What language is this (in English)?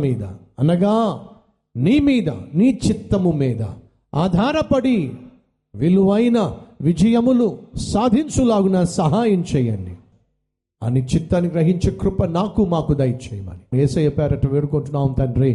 Telugu